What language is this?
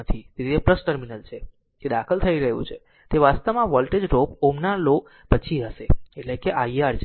Gujarati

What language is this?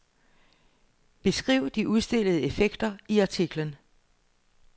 Danish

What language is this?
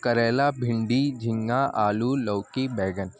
Urdu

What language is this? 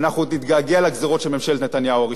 Hebrew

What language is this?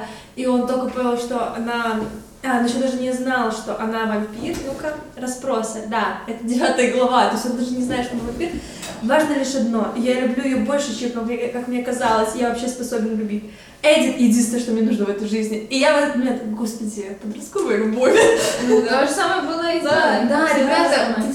Russian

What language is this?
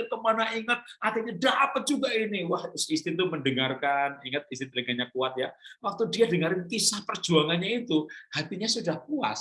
Indonesian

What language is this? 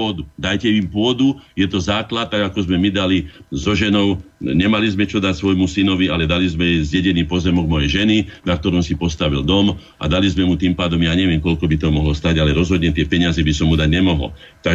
Slovak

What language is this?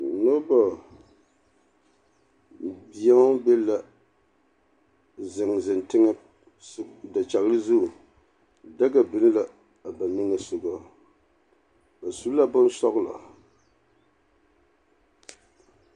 Southern Dagaare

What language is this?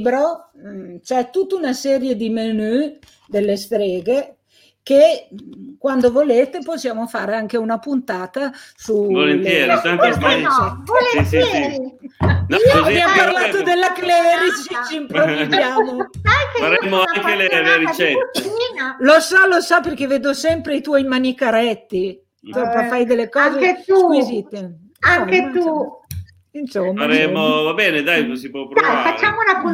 Italian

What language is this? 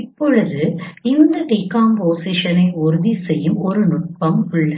Tamil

